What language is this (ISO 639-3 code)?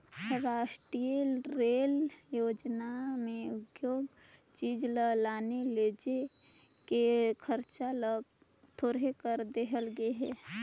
hne